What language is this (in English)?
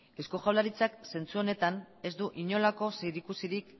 Basque